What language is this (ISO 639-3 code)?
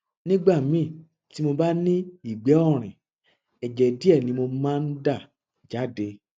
yor